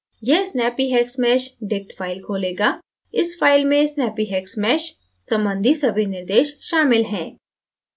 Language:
Hindi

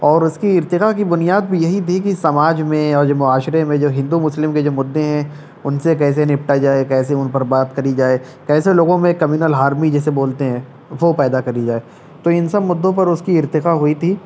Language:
Urdu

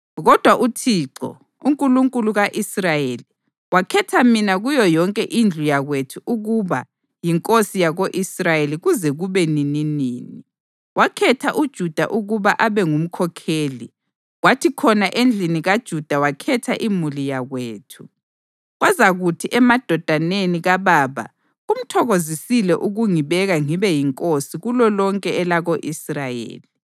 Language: North Ndebele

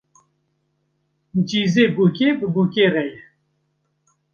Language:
Kurdish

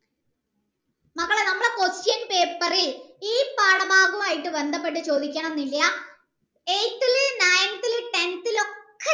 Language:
Malayalam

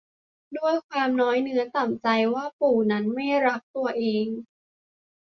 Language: Thai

